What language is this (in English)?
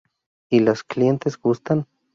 Spanish